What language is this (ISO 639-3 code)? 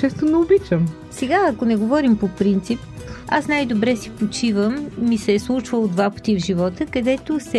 bul